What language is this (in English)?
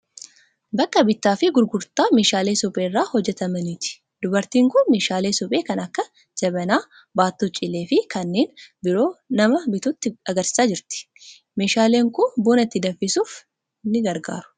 Oromo